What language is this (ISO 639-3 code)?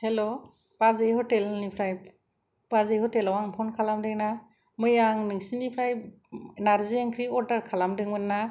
brx